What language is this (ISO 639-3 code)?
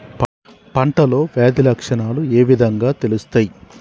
tel